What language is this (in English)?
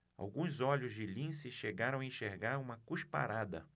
Portuguese